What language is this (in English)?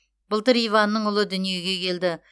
Kazakh